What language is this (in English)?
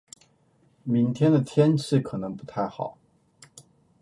Chinese